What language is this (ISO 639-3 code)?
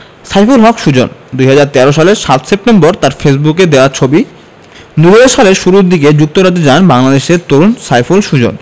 ben